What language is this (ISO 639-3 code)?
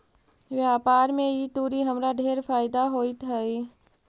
mag